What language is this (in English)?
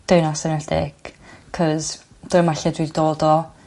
Welsh